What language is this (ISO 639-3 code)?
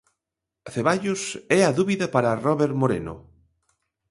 glg